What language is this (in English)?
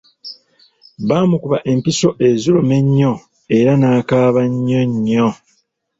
Ganda